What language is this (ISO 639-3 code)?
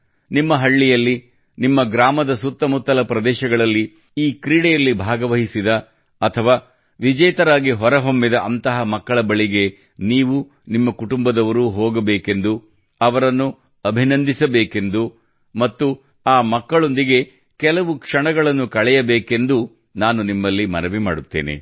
kan